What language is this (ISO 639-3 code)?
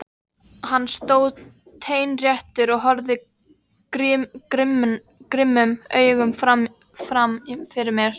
isl